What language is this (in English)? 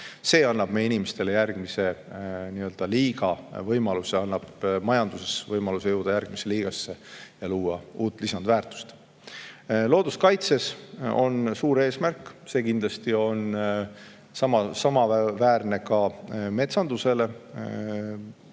Estonian